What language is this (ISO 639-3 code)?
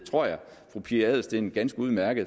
dan